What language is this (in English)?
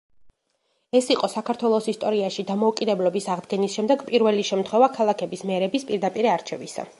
Georgian